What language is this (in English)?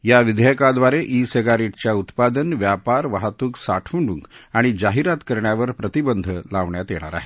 Marathi